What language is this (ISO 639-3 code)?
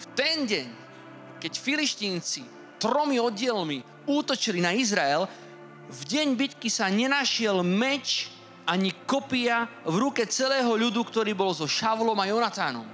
slk